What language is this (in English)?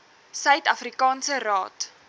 Afrikaans